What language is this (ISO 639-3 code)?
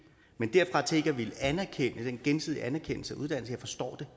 dan